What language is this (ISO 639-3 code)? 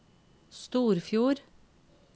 nor